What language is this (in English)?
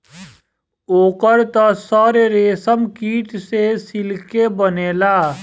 Bhojpuri